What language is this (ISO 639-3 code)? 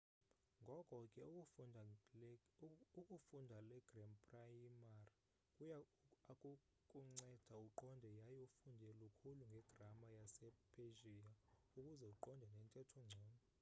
xho